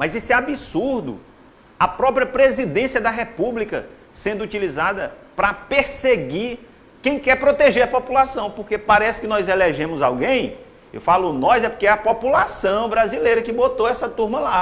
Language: Portuguese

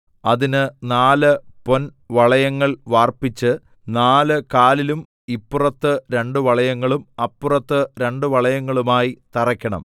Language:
Malayalam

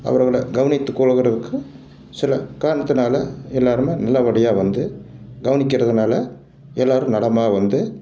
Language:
Tamil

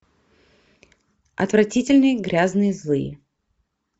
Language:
Russian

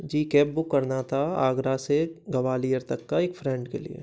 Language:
Hindi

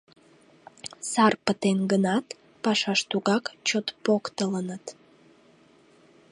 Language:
Mari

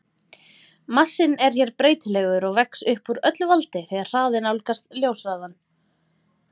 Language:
Icelandic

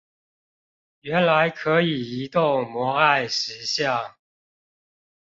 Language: Chinese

